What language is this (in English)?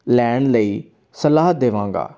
Punjabi